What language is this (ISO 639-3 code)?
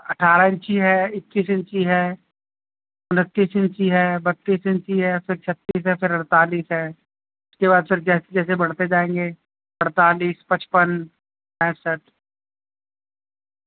urd